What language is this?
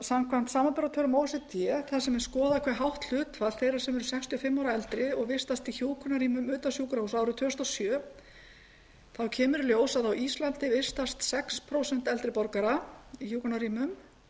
Icelandic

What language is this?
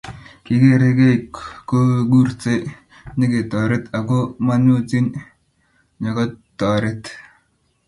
Kalenjin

